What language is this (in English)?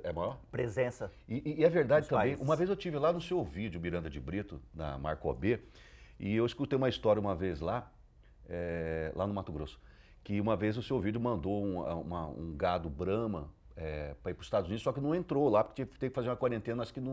Portuguese